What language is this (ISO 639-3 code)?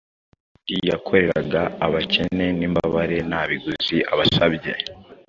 kin